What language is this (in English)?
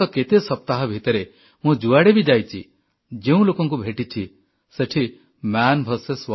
Odia